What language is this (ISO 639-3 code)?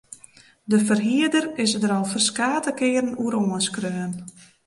fry